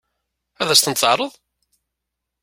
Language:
Kabyle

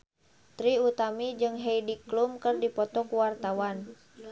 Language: Sundanese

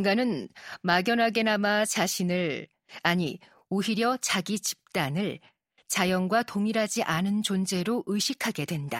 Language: Korean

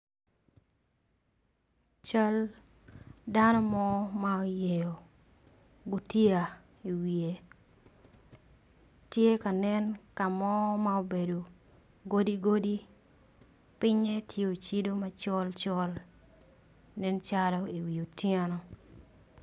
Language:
Acoli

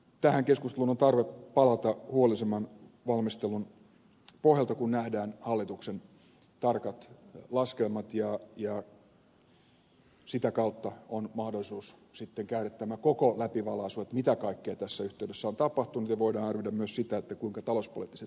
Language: Finnish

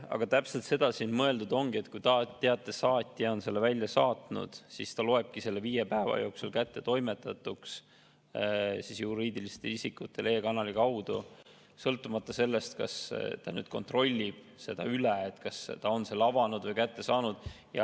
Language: Estonian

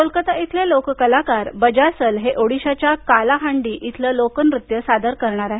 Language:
Marathi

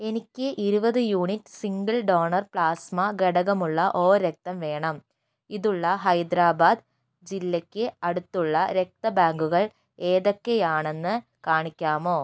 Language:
Malayalam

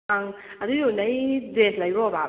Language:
Manipuri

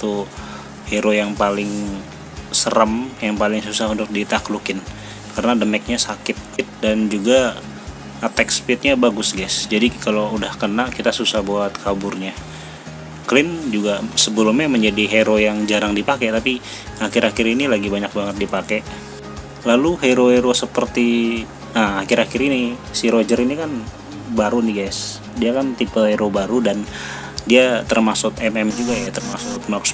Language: Indonesian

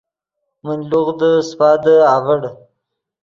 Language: Yidgha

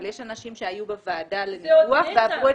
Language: Hebrew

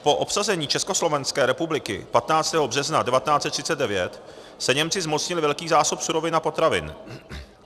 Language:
Czech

